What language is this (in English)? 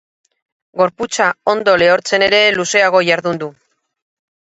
Basque